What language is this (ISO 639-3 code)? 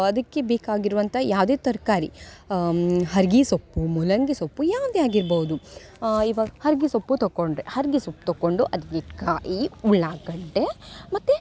kan